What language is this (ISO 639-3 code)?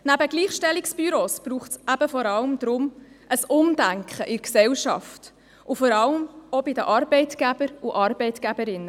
gsw